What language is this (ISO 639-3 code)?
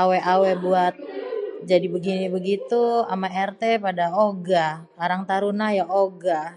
bew